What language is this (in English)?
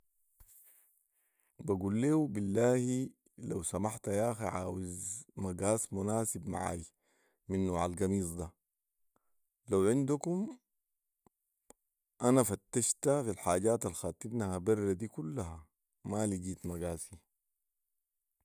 Sudanese Arabic